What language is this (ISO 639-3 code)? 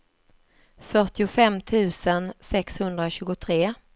swe